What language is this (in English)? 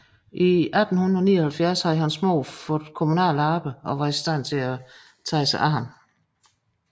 Danish